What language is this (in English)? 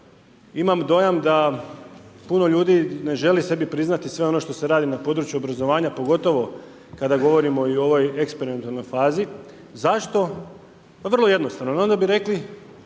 Croatian